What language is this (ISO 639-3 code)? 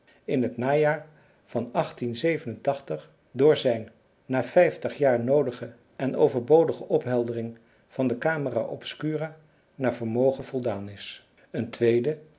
nld